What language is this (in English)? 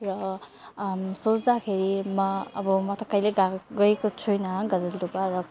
Nepali